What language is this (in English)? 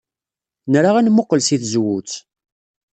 Kabyle